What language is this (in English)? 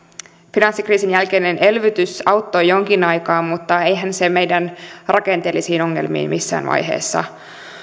Finnish